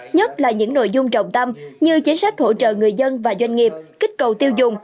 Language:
Vietnamese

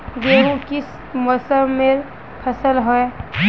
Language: Magahi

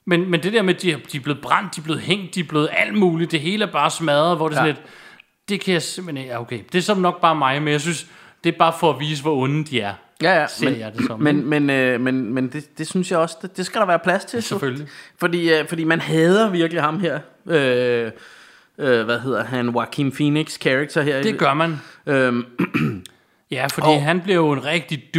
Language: Danish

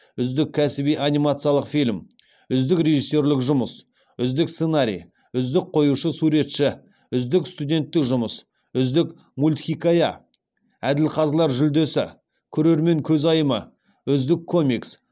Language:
Kazakh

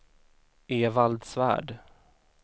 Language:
Swedish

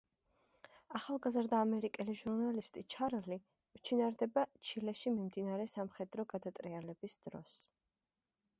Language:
Georgian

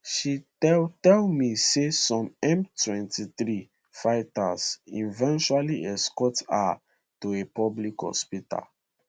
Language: Nigerian Pidgin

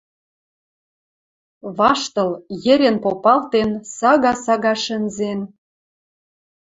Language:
Western Mari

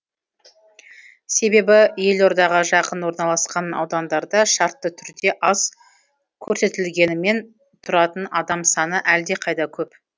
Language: Kazakh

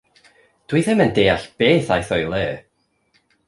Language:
Welsh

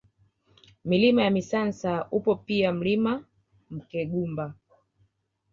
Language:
Swahili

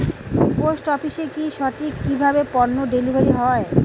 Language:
Bangla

